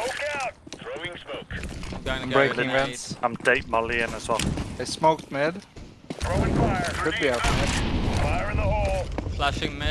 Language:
English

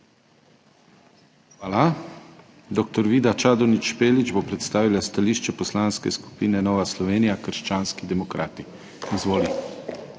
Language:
Slovenian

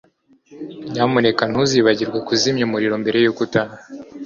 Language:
Kinyarwanda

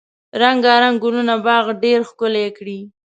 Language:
Pashto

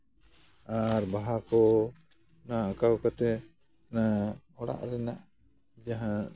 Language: Santali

